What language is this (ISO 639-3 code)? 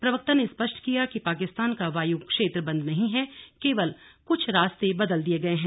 hin